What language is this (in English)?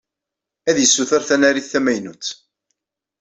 Kabyle